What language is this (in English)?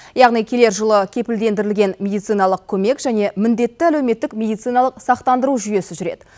Kazakh